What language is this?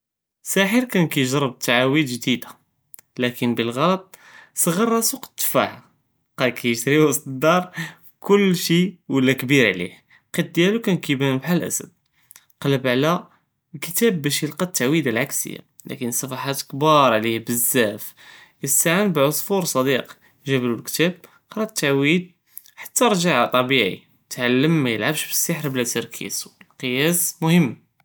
Judeo-Arabic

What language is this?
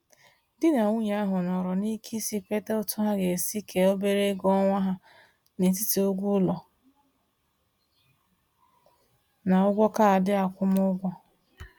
Igbo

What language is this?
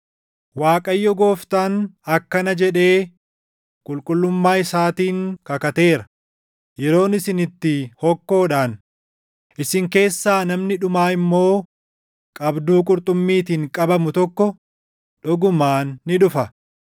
Oromo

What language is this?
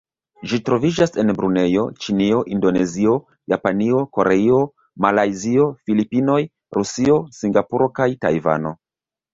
Esperanto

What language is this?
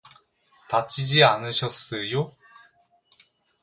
Korean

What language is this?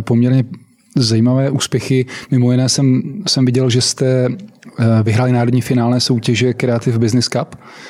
Czech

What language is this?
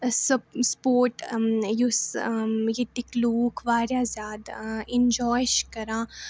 Kashmiri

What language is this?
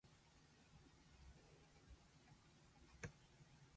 Japanese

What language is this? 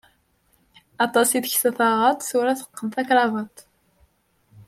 Kabyle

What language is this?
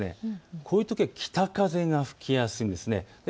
Japanese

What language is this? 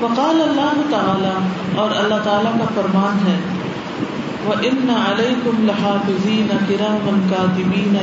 Urdu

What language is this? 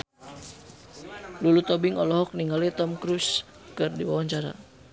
Sundanese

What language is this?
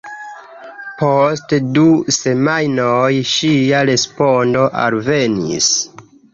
Esperanto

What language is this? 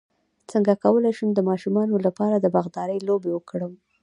Pashto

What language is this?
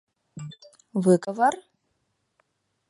Mari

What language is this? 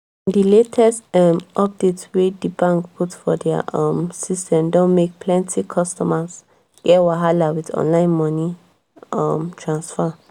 Nigerian Pidgin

